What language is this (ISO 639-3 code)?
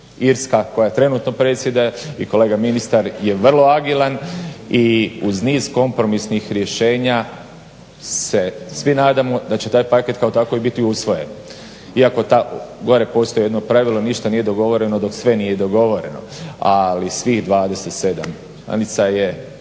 hrv